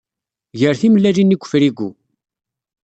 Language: Kabyle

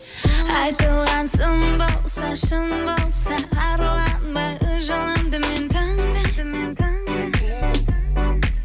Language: Kazakh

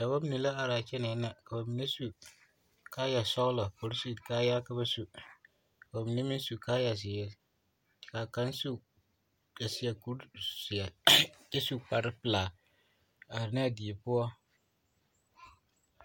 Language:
Southern Dagaare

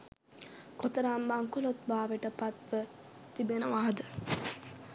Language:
Sinhala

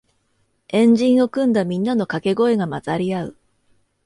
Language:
Japanese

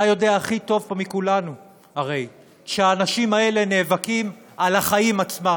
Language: Hebrew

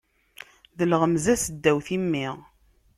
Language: Kabyle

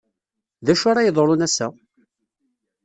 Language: Kabyle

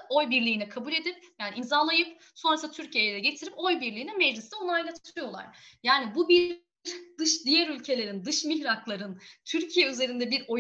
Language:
Turkish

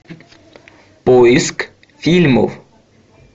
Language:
Russian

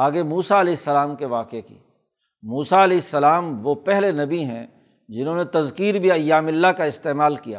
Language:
Urdu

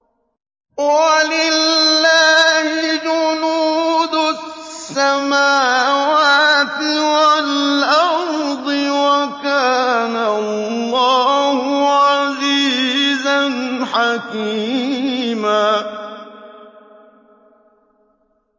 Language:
Arabic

